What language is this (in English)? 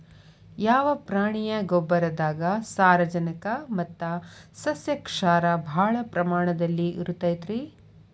Kannada